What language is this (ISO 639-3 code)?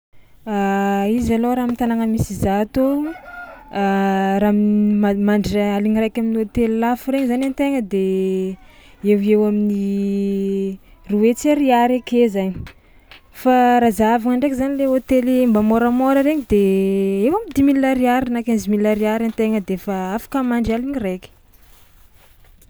xmw